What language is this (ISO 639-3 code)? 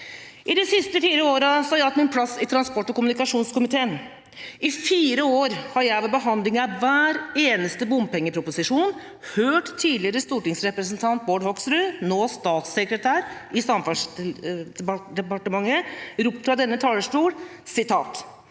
nor